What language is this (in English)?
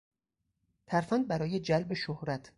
Persian